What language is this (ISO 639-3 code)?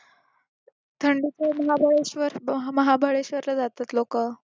mar